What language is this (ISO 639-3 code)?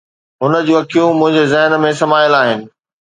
snd